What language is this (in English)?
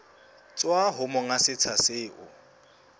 Southern Sotho